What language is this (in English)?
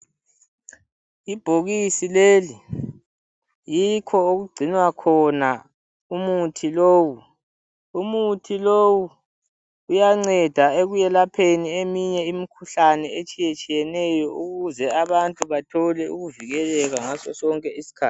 North Ndebele